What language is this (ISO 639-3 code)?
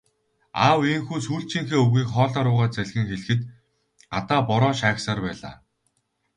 mon